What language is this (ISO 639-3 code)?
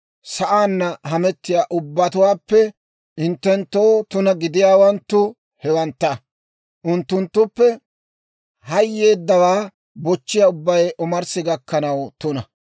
dwr